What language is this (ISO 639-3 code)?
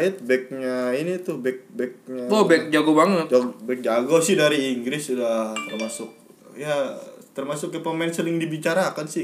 ind